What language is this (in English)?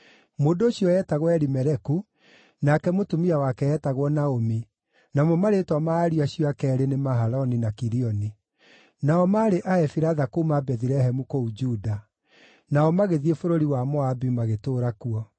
Kikuyu